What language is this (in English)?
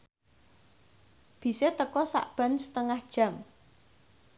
Javanese